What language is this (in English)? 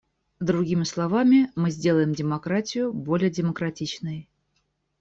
Russian